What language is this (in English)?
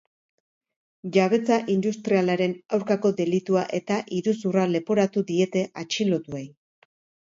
Basque